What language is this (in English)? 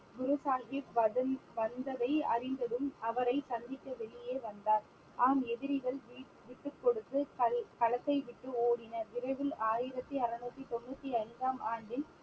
Tamil